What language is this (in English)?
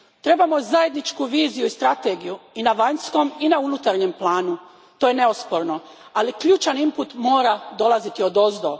Croatian